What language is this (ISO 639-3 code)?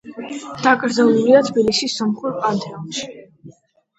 kat